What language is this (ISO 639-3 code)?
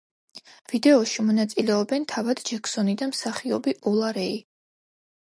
kat